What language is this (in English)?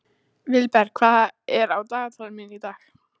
Icelandic